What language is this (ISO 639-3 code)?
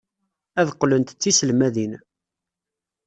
kab